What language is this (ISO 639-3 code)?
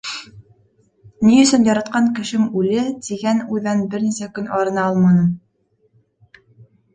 bak